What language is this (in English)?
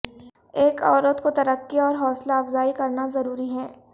Urdu